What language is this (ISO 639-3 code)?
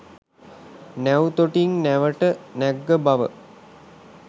sin